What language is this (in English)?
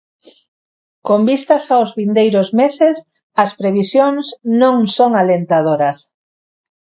Galician